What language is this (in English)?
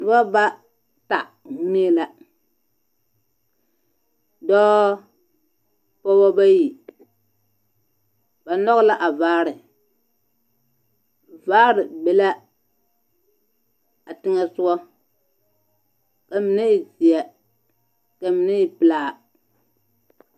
Southern Dagaare